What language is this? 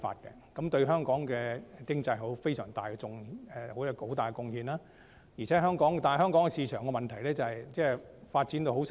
Cantonese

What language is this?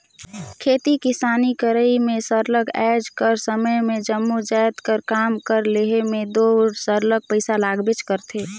Chhattisgarhi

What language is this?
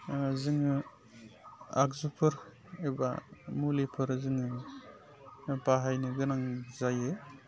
Bodo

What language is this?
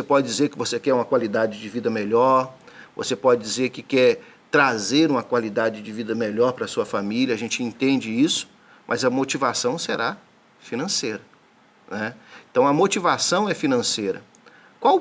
Portuguese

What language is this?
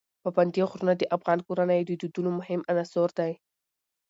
Pashto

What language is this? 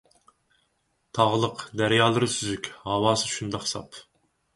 Uyghur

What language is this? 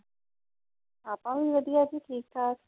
Punjabi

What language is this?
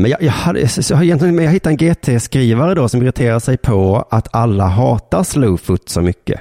Swedish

